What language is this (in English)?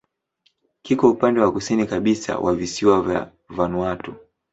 Swahili